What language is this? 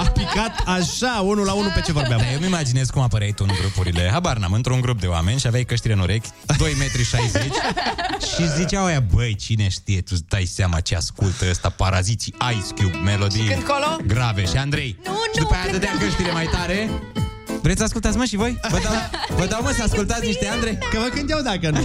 Romanian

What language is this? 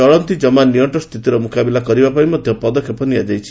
Odia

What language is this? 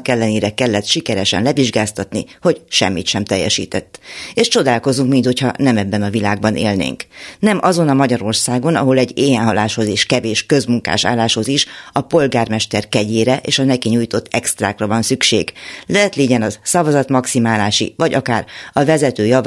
Hungarian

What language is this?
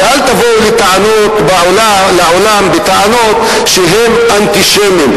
Hebrew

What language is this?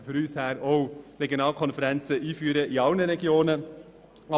Swiss German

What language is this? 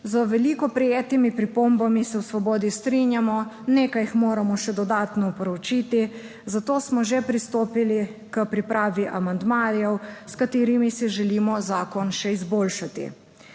Slovenian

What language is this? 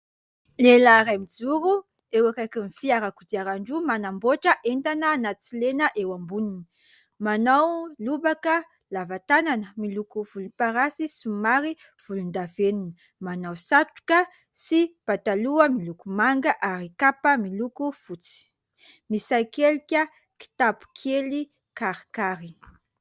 Malagasy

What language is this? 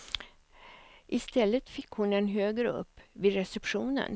Swedish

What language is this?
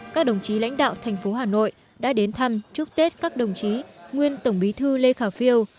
Vietnamese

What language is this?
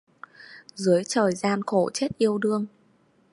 Vietnamese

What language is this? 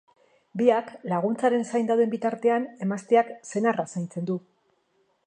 Basque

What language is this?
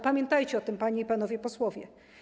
Polish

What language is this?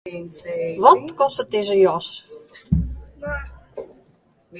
Western Frisian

